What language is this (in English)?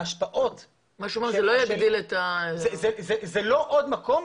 Hebrew